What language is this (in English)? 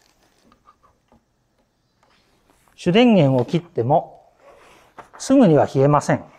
Japanese